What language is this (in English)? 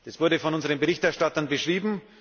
German